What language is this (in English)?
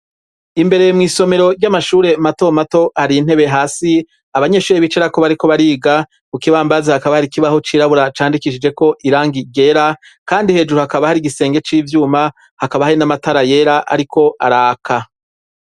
Rundi